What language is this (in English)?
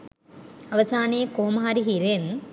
Sinhala